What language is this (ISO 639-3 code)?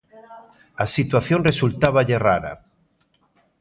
glg